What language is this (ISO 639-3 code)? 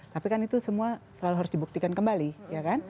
ind